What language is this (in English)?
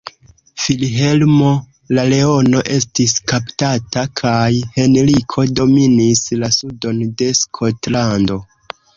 Esperanto